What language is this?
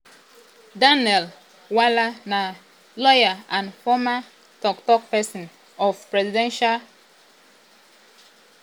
Nigerian Pidgin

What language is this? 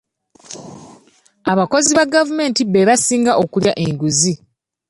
Ganda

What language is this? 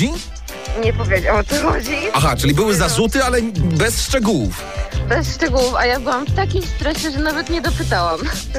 Polish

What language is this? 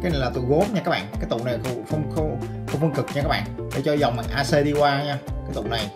Vietnamese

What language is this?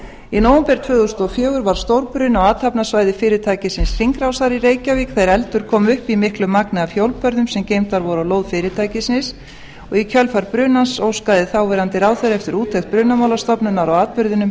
Icelandic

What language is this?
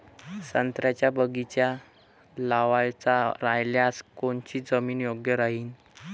Marathi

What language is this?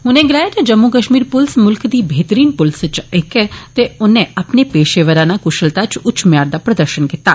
Dogri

